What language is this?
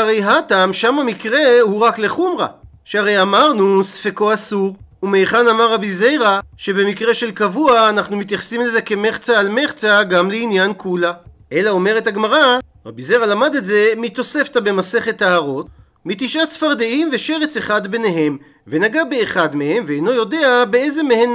Hebrew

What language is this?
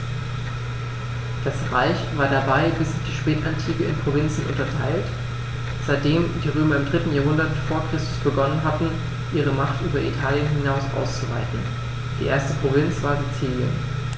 German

